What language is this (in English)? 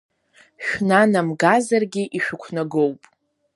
Abkhazian